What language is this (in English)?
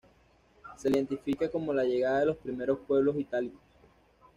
Spanish